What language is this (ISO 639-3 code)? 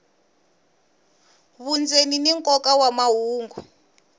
tso